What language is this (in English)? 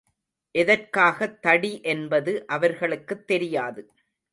Tamil